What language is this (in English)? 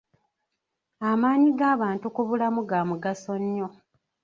Ganda